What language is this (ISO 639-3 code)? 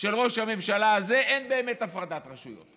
heb